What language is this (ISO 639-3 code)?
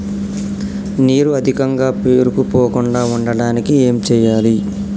tel